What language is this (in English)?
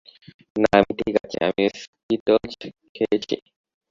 Bangla